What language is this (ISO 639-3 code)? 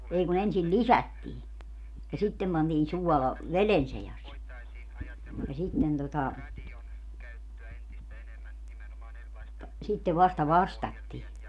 fin